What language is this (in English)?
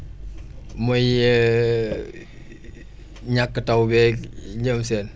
Wolof